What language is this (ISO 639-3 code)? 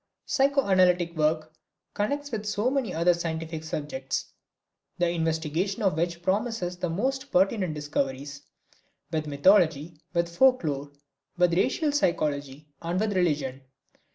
eng